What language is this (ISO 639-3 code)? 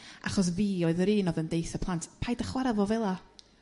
cym